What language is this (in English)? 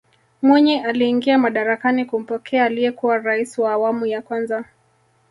Swahili